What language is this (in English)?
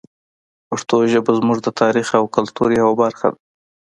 Pashto